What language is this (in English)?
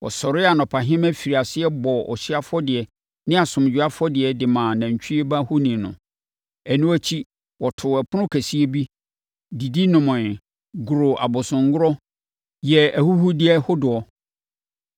Akan